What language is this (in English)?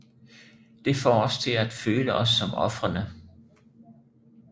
Danish